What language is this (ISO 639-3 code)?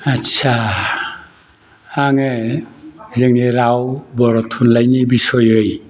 brx